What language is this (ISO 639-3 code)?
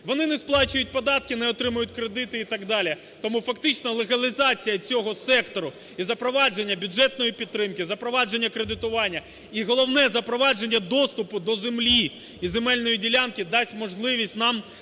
ukr